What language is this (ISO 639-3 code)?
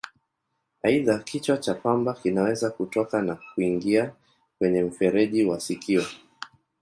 swa